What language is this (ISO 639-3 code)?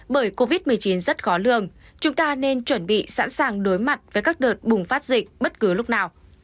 vie